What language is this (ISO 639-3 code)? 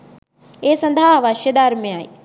sin